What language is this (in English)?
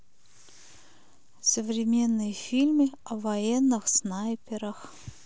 Russian